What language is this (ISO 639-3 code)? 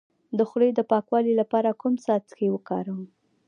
pus